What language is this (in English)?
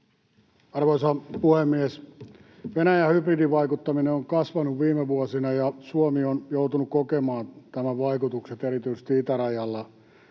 Finnish